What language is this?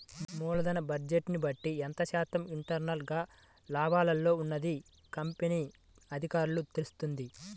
Telugu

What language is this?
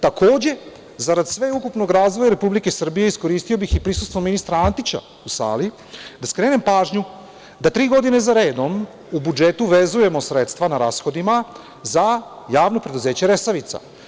Serbian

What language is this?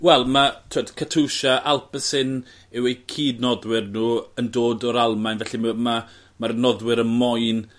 Welsh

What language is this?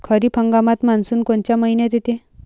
Marathi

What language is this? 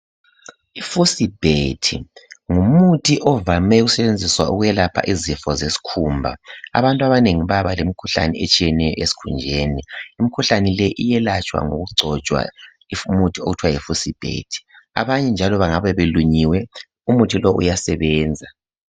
North Ndebele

